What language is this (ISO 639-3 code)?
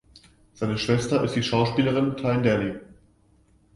deu